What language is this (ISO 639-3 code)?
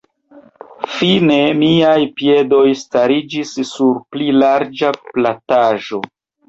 epo